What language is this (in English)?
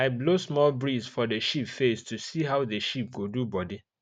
Nigerian Pidgin